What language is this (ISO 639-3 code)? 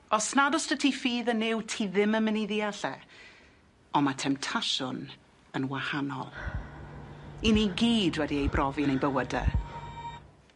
cym